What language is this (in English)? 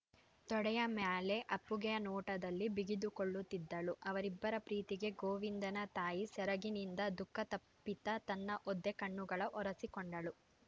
Kannada